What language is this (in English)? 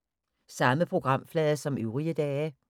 Danish